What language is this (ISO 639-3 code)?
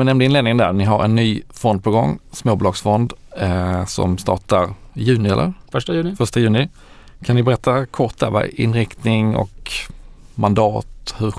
swe